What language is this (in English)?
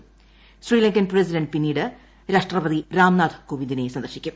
Malayalam